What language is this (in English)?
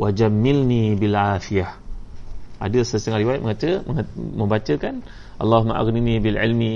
Malay